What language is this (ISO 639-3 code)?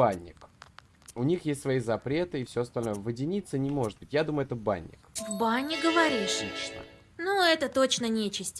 rus